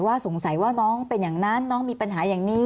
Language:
Thai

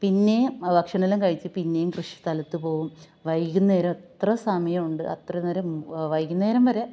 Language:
Malayalam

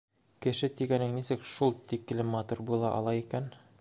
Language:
Bashkir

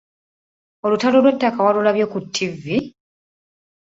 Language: Ganda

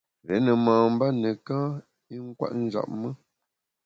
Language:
Bamun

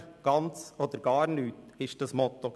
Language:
Swiss German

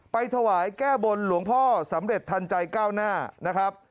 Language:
Thai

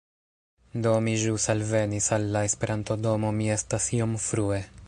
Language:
Esperanto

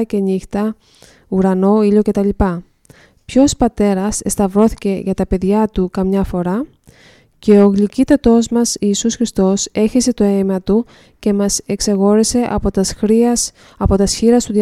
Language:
Greek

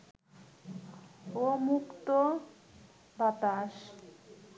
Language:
Bangla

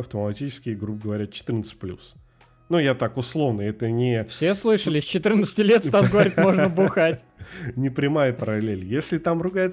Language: Russian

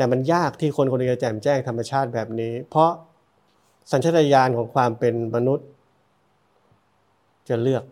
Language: Thai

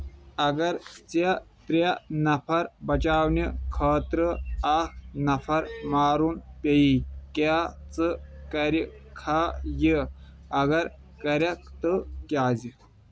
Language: Kashmiri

